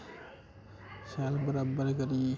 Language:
Dogri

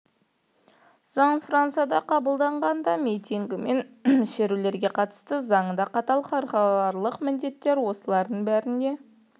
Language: Kazakh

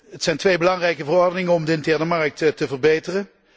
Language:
Dutch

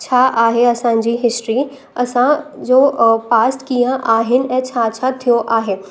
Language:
Sindhi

